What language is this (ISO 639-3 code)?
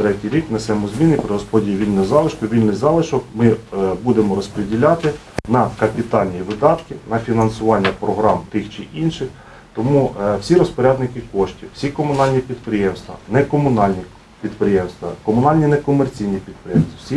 ukr